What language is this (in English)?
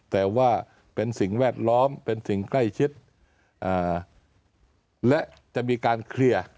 Thai